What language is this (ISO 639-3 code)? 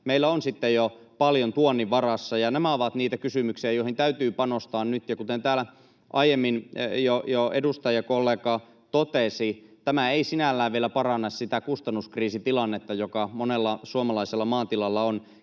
fin